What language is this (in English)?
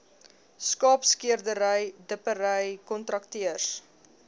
Afrikaans